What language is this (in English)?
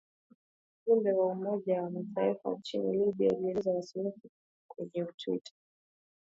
Swahili